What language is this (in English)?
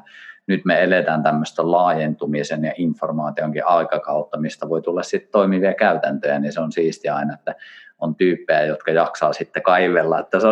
Finnish